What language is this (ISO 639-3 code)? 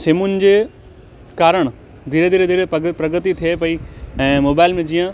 snd